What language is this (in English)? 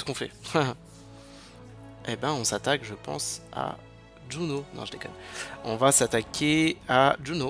French